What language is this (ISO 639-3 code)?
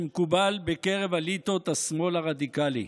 heb